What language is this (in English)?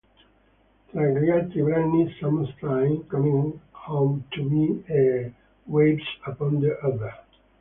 Italian